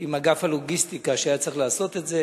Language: Hebrew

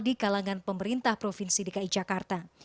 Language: Indonesian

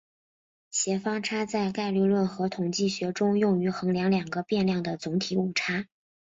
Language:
Chinese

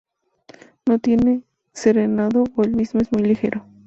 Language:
Spanish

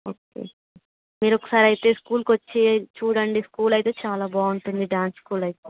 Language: Telugu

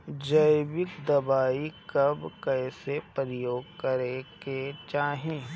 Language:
Bhojpuri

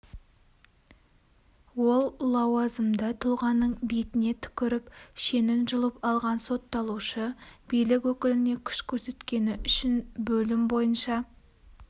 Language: Kazakh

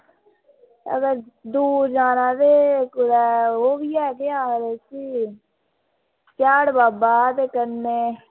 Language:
Dogri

